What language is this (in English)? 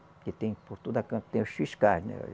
Portuguese